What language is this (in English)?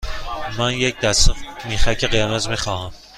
Persian